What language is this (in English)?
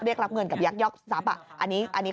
Thai